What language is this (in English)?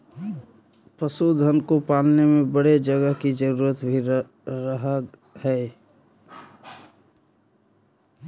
Magahi